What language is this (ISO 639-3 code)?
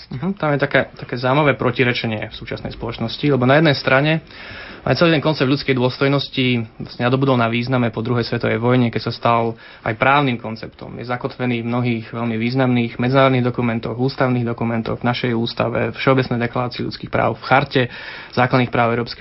slk